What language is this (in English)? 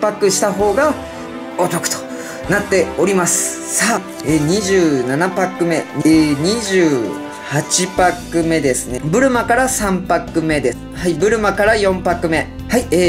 Japanese